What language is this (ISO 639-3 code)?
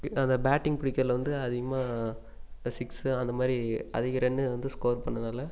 tam